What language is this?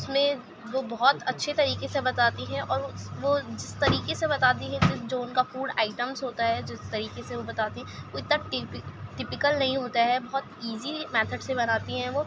Urdu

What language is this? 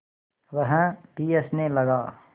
Hindi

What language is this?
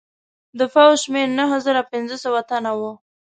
Pashto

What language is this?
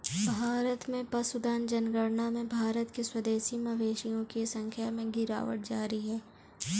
Hindi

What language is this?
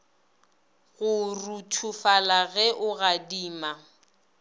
Northern Sotho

